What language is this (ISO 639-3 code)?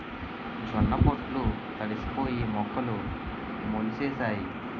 tel